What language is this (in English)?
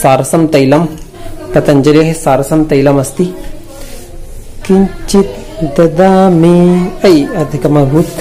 Hindi